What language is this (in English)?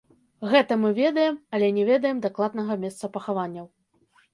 Belarusian